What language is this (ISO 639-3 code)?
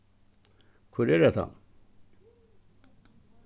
fao